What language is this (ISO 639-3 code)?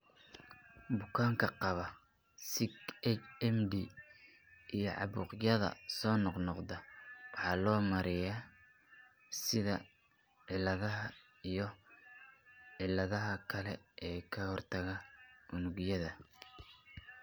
som